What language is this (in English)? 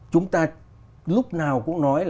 Vietnamese